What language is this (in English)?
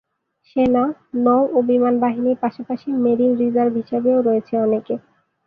Bangla